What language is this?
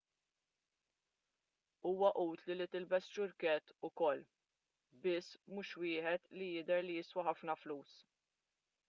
Maltese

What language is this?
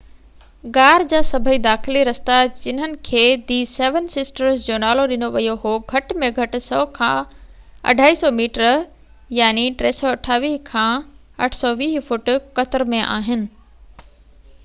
Sindhi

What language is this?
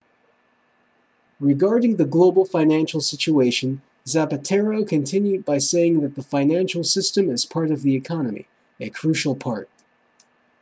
English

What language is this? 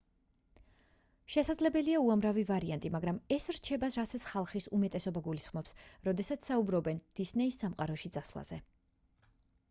Georgian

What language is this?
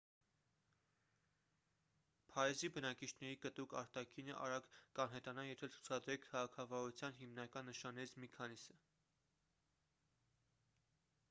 Armenian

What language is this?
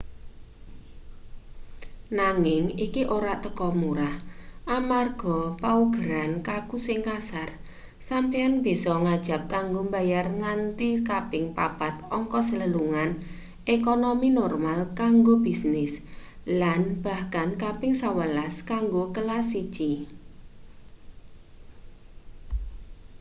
Javanese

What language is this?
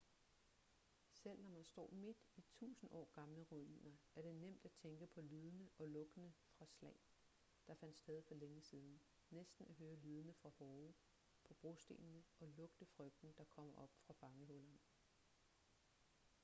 Danish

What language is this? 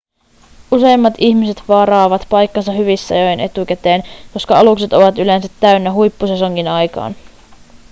Finnish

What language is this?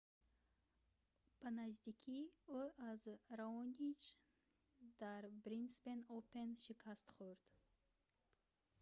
Tajik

